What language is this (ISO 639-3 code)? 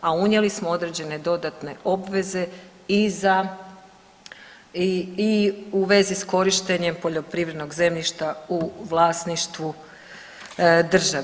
hrv